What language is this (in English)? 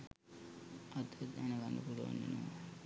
Sinhala